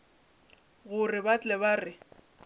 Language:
Northern Sotho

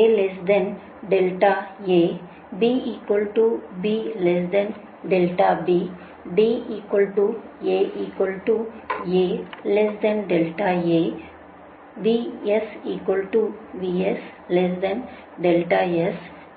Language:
Tamil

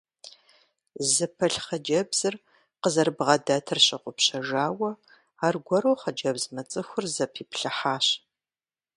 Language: Kabardian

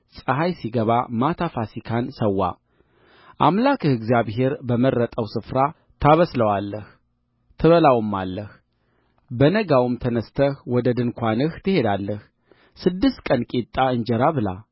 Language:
Amharic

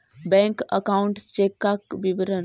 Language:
Magahi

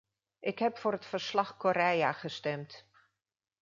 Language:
Dutch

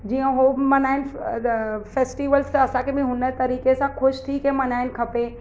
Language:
Sindhi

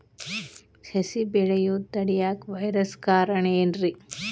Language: Kannada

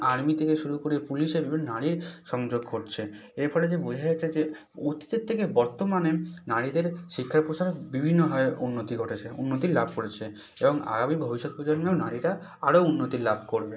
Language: Bangla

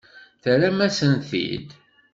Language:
Kabyle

